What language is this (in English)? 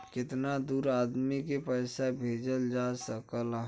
Bhojpuri